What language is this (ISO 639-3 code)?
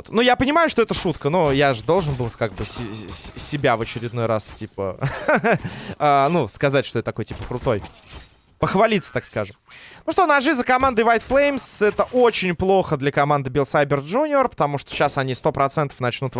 rus